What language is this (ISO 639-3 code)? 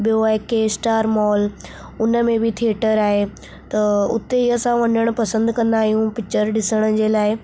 snd